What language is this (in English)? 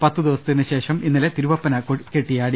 Malayalam